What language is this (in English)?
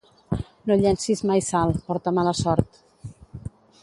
Catalan